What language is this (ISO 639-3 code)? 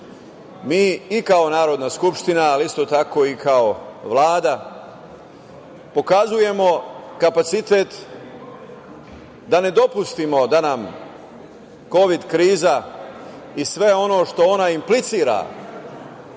srp